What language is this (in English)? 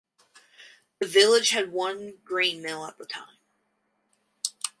English